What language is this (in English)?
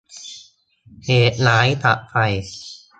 Thai